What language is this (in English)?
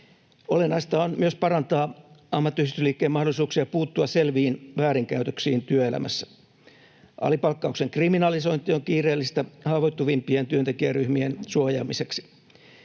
Finnish